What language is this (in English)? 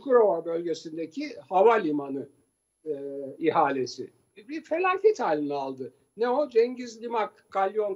Turkish